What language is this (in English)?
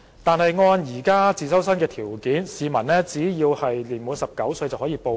Cantonese